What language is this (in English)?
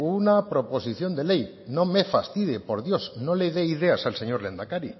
Spanish